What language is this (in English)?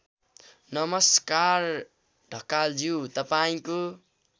Nepali